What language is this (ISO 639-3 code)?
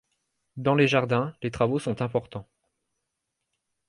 fra